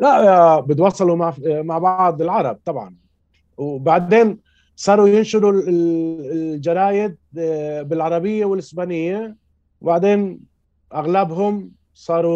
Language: Arabic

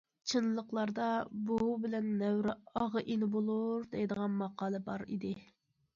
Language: Uyghur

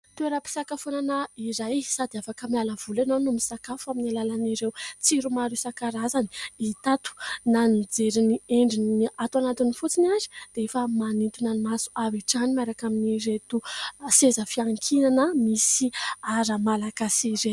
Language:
Malagasy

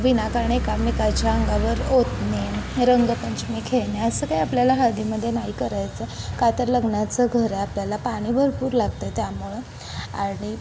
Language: Marathi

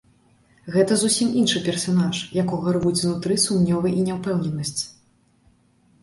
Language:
Belarusian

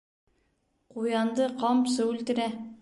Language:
Bashkir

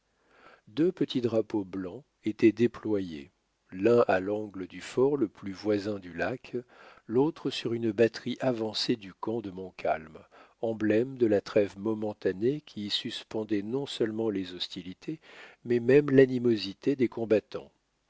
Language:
French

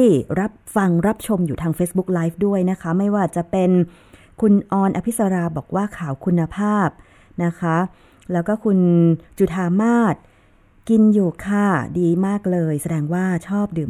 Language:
Thai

